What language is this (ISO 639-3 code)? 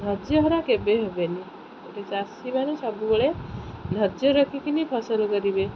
ori